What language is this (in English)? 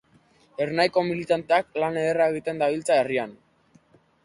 Basque